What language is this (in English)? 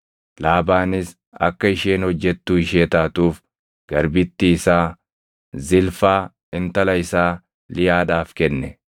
Oromo